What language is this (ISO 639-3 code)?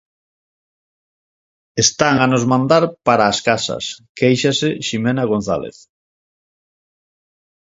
glg